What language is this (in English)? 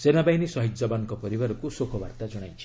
Odia